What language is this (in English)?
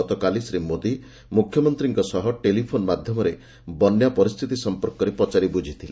Odia